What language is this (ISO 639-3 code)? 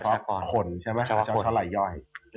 tha